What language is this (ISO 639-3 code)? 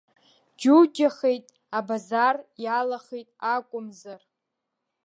abk